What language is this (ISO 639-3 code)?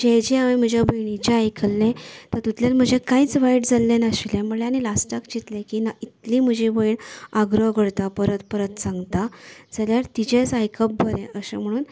kok